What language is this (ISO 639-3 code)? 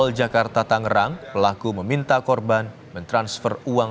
ind